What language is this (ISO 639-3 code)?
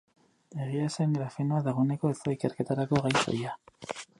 eus